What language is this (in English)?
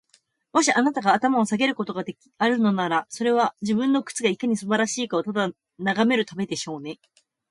Japanese